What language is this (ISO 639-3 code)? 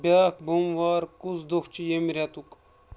kas